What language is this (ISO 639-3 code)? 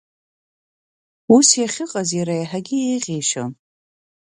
abk